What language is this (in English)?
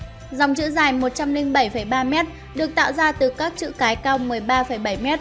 Vietnamese